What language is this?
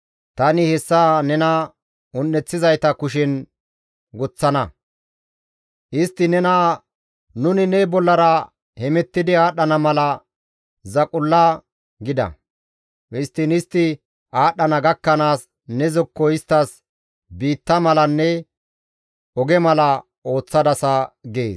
Gamo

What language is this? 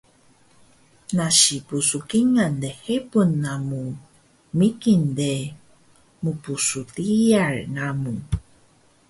Taroko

